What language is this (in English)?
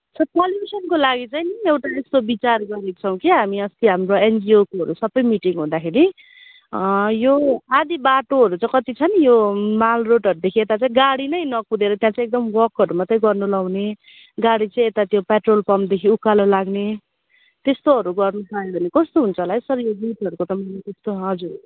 Nepali